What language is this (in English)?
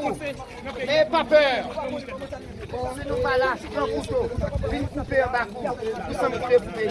French